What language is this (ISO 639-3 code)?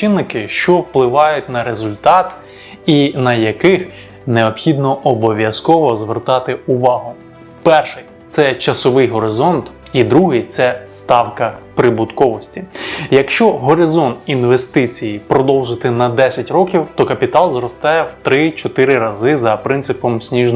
ukr